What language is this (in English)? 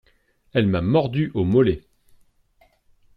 French